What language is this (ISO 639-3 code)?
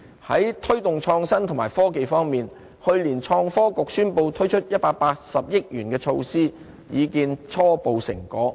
yue